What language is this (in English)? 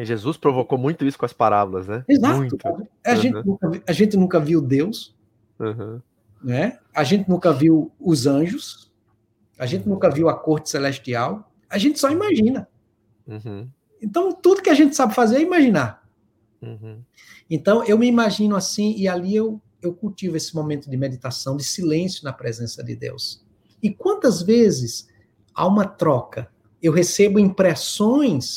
Portuguese